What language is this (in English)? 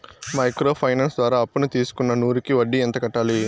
Telugu